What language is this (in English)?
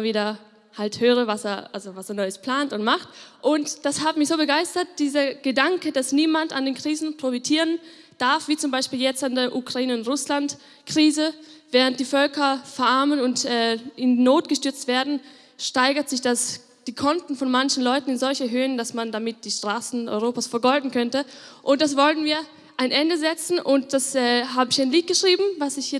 German